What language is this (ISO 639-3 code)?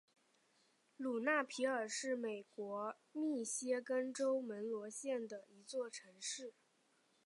zho